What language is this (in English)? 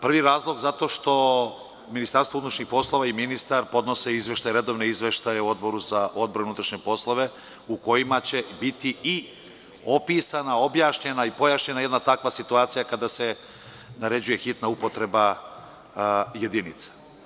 Serbian